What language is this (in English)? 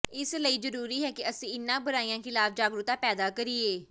Punjabi